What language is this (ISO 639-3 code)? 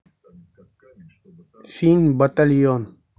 rus